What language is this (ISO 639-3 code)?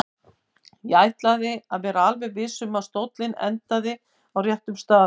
isl